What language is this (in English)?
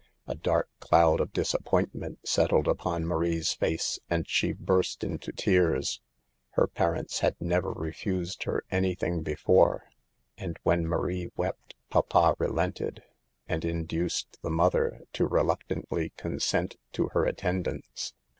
English